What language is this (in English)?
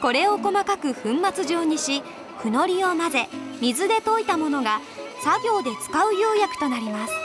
Japanese